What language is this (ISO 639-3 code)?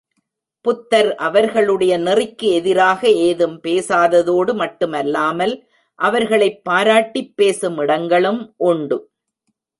tam